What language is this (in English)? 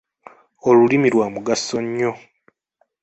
Ganda